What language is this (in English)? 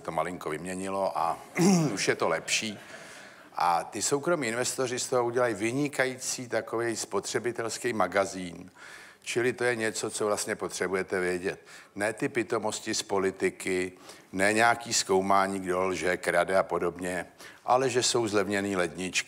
Czech